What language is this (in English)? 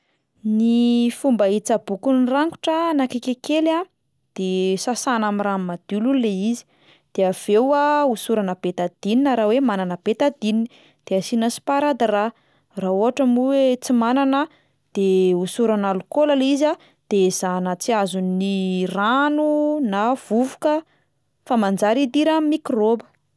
Malagasy